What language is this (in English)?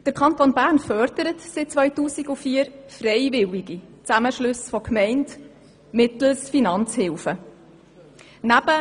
Swiss German